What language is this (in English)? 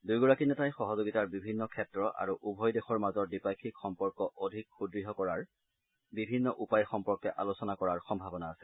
Assamese